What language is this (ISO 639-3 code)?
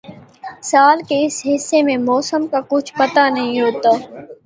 urd